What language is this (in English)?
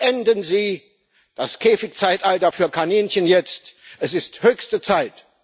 German